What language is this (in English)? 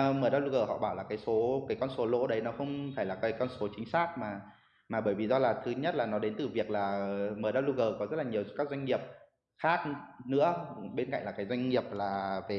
Vietnamese